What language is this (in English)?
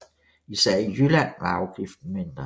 Danish